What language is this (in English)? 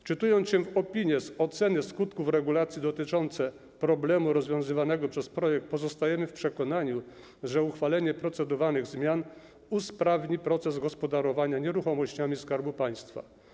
Polish